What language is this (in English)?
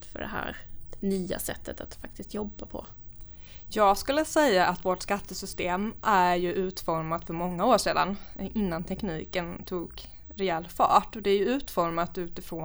Swedish